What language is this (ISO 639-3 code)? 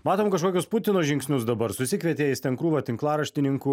lit